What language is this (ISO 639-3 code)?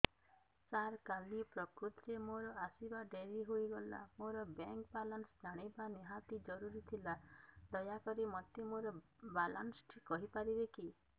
ori